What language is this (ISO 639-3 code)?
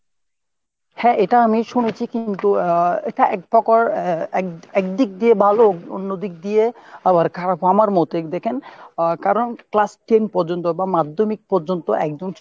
ben